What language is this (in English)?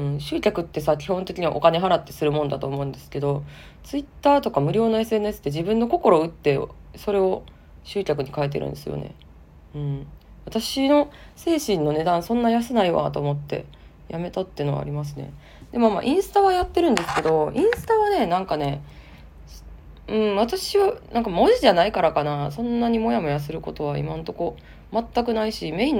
Japanese